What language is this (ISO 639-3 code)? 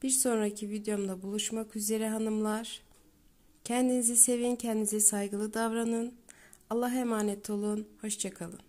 tur